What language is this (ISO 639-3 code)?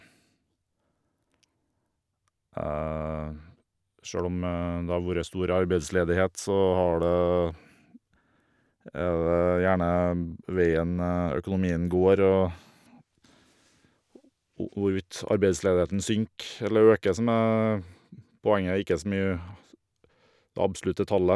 nor